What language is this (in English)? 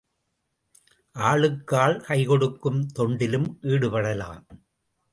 Tamil